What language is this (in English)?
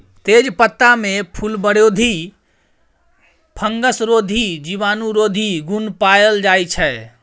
Maithili